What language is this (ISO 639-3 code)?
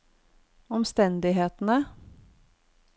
nor